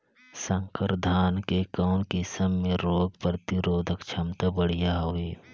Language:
Chhattisgarhi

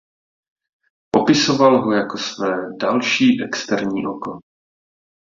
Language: Czech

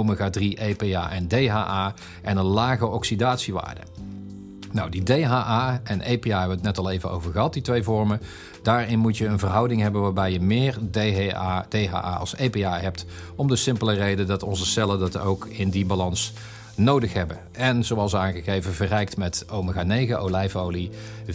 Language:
Dutch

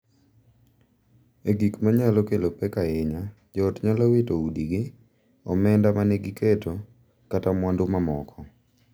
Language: Luo (Kenya and Tanzania)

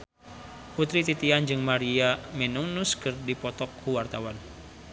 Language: Sundanese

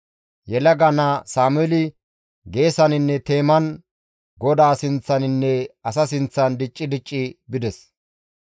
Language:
Gamo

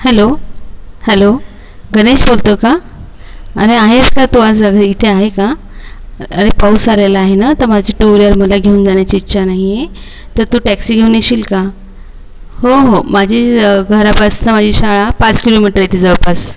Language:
Marathi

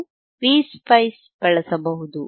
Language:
Kannada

